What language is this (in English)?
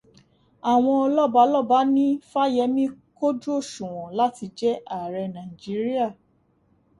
Yoruba